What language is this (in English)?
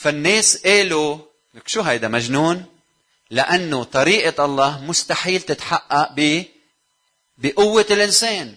Arabic